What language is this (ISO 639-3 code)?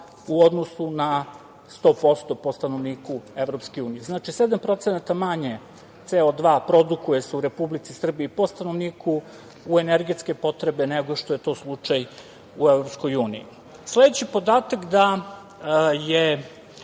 srp